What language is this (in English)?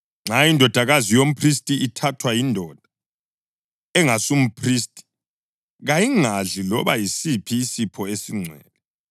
North Ndebele